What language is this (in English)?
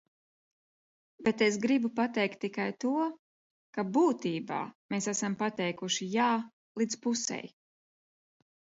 Latvian